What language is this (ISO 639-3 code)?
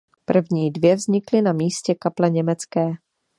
ces